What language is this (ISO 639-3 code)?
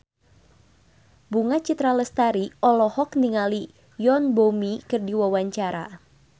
sun